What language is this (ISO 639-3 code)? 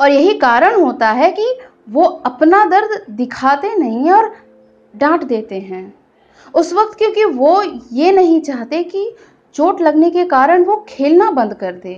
hin